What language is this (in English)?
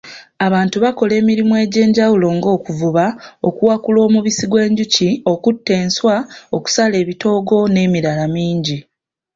Ganda